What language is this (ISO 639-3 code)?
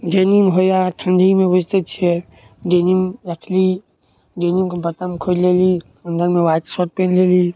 mai